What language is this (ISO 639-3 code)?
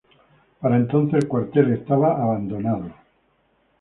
spa